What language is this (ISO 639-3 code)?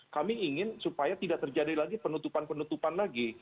ind